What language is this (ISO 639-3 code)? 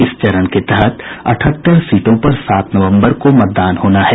hin